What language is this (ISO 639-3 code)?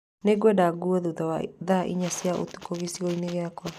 kik